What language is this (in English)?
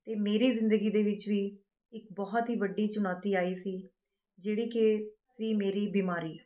Punjabi